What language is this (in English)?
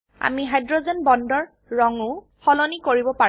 Assamese